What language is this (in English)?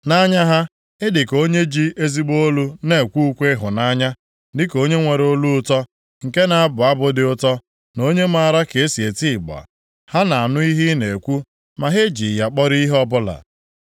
Igbo